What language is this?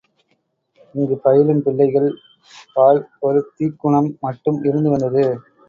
Tamil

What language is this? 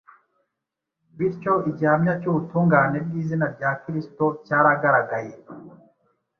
Kinyarwanda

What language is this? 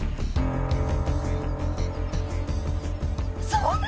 Japanese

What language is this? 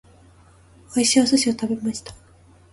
Japanese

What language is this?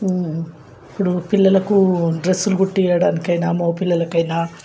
Telugu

